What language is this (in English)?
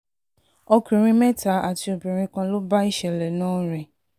Yoruba